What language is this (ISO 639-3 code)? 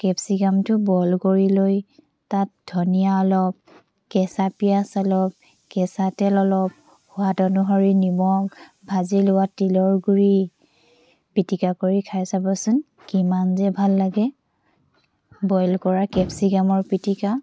asm